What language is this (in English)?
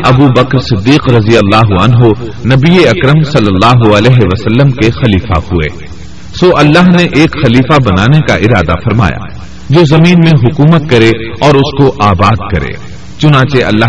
Urdu